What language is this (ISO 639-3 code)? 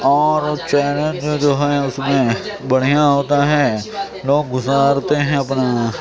urd